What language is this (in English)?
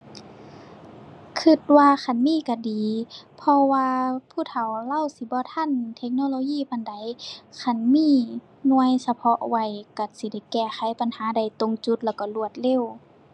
Thai